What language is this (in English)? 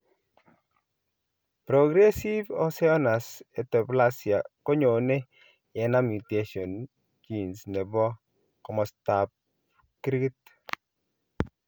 Kalenjin